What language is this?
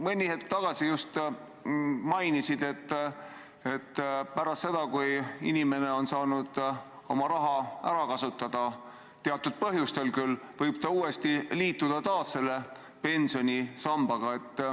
Estonian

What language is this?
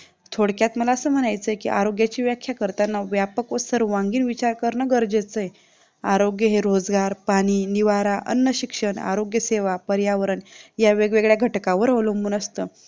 Marathi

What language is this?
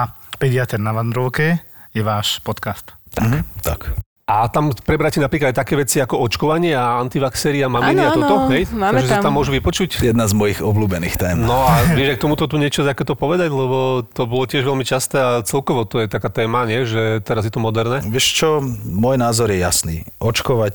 Slovak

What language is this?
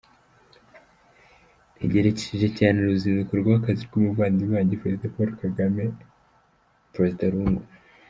Kinyarwanda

